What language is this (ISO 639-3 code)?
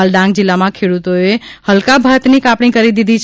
guj